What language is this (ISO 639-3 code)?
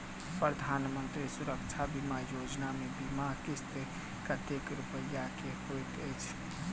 mai